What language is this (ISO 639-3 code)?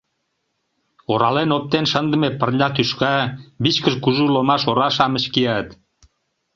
chm